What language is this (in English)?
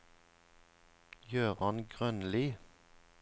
Norwegian